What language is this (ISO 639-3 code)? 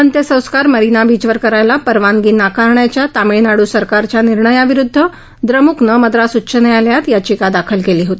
mar